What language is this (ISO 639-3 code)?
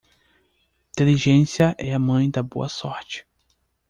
por